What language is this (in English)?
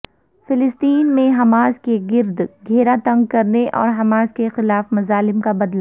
Urdu